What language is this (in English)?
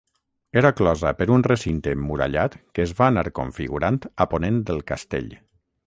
Catalan